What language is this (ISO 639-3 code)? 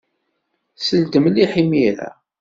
kab